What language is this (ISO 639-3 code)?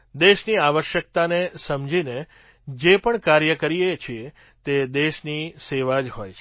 guj